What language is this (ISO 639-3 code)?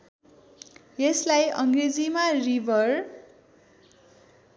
nep